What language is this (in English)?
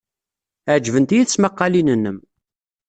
Kabyle